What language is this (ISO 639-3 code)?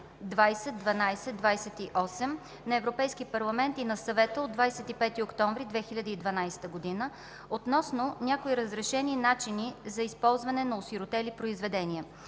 bul